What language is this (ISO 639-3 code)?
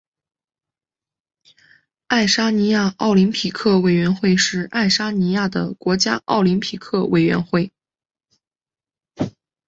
zho